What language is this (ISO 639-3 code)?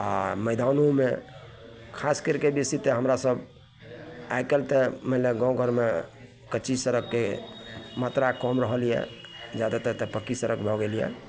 mai